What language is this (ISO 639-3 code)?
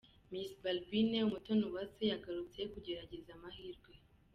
kin